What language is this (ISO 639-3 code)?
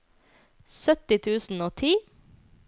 nor